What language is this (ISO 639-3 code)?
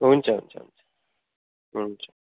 nep